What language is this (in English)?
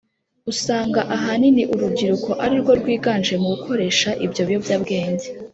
Kinyarwanda